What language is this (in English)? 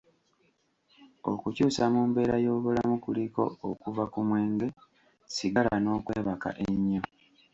Ganda